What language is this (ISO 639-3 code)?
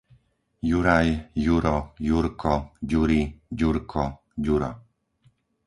slk